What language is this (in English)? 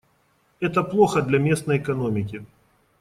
Russian